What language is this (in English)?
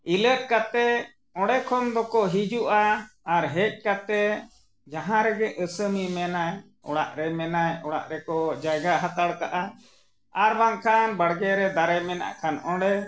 Santali